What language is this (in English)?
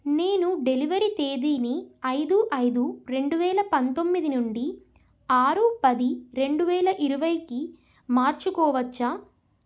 Telugu